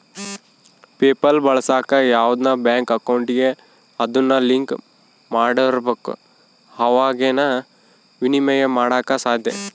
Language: Kannada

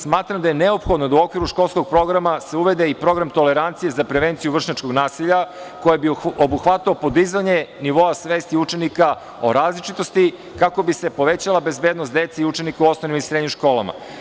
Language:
Serbian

